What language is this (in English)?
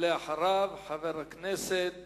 Hebrew